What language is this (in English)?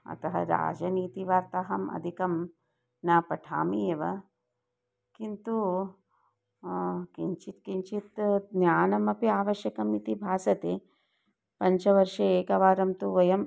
Sanskrit